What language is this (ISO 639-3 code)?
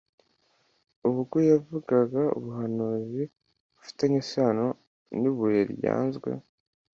kin